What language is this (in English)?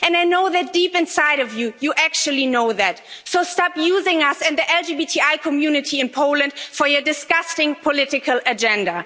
English